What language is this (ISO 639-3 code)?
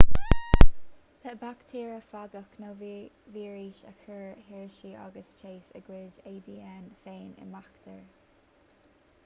gle